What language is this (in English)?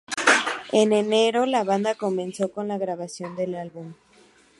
Spanish